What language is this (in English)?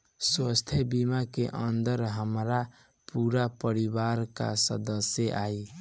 Bhojpuri